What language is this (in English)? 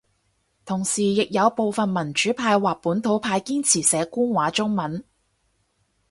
Cantonese